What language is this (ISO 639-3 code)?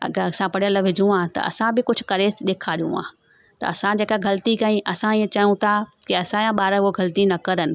snd